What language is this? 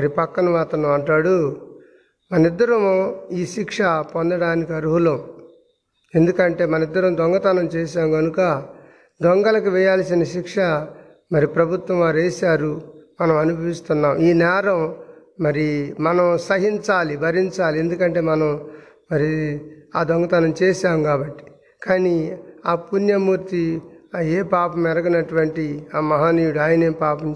Telugu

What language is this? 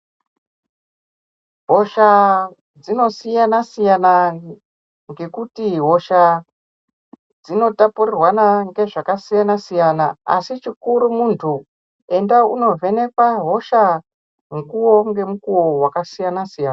Ndau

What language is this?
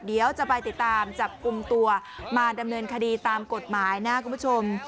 Thai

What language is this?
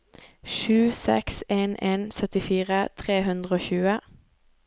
Norwegian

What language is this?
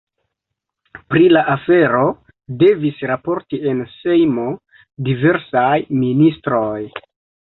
Esperanto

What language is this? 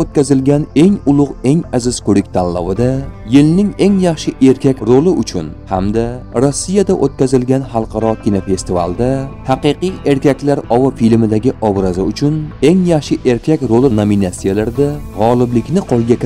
Turkish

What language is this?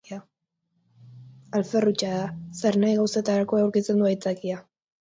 Basque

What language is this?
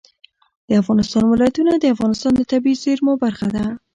Pashto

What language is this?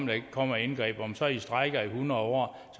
Danish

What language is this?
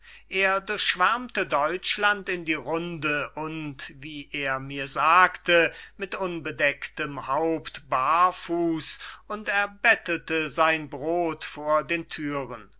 German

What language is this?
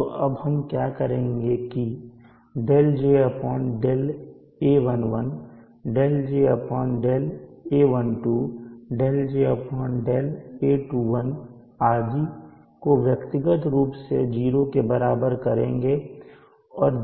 Hindi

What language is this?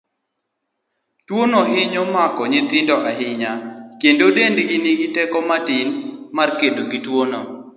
Luo (Kenya and Tanzania)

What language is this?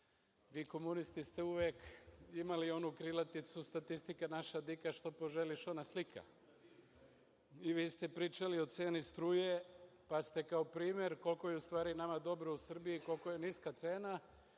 Serbian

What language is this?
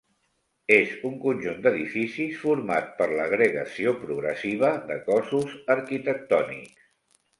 Catalan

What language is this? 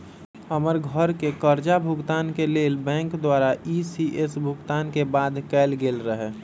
Magahi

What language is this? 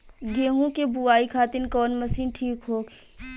Bhojpuri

